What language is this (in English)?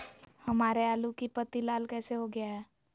Magahi